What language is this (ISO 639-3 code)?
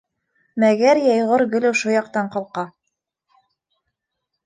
bak